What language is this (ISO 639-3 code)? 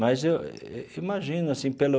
por